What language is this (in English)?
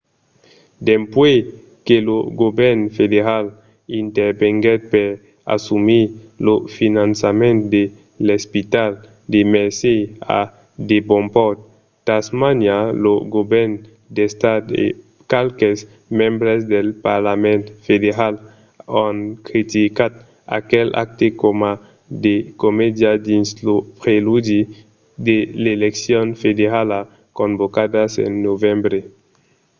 Occitan